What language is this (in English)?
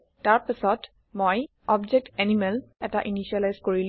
Assamese